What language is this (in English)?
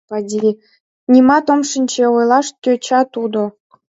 Mari